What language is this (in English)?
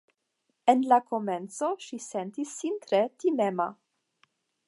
Esperanto